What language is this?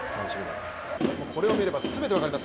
Japanese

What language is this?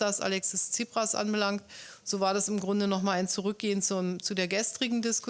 German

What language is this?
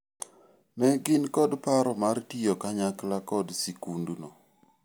Luo (Kenya and Tanzania)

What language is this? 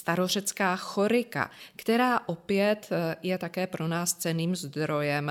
Czech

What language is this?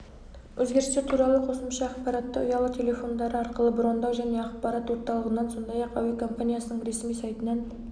Kazakh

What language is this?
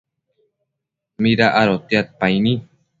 Matsés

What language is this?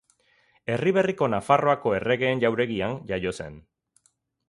Basque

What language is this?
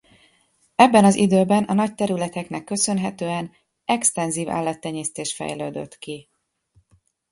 Hungarian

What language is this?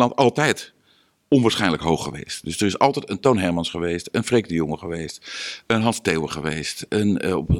Dutch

